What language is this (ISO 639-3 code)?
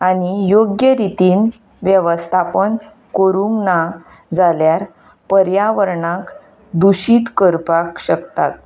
kok